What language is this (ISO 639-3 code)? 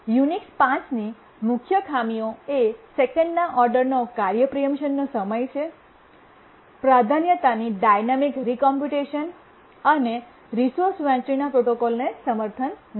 guj